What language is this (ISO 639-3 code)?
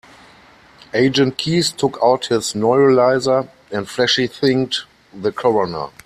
eng